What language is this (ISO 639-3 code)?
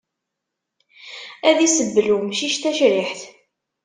kab